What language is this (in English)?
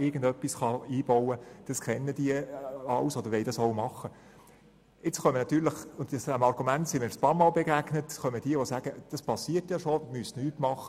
Swiss German